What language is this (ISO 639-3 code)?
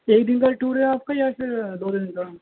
urd